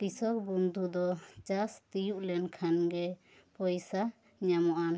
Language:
Santali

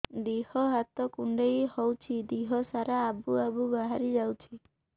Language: Odia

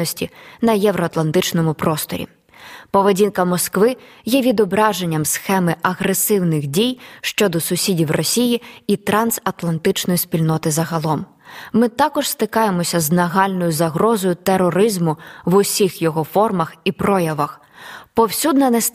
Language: Ukrainian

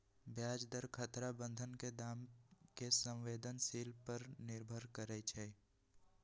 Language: Magahi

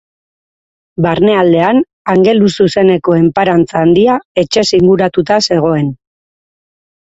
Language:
Basque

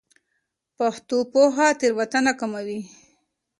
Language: Pashto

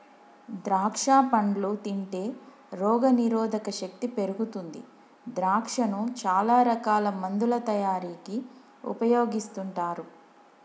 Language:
Telugu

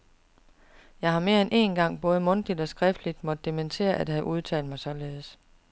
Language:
Danish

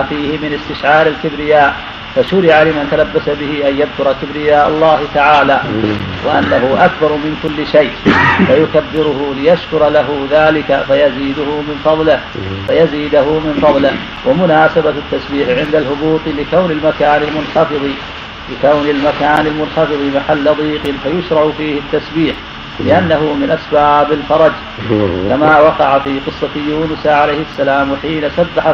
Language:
Arabic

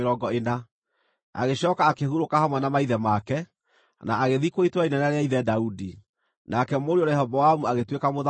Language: Kikuyu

